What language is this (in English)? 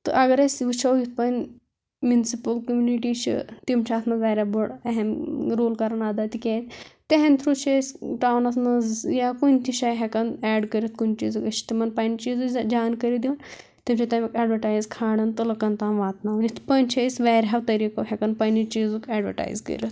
Kashmiri